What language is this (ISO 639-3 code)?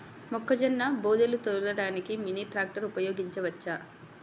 tel